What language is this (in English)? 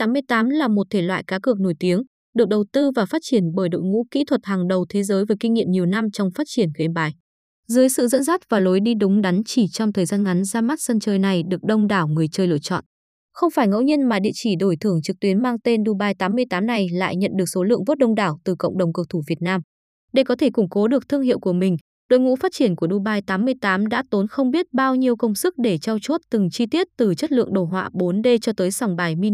Vietnamese